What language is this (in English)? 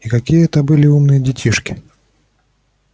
Russian